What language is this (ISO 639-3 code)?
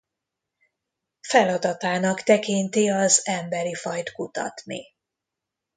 hun